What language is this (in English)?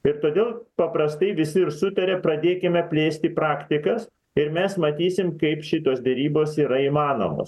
Lithuanian